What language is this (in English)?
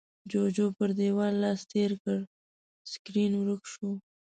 Pashto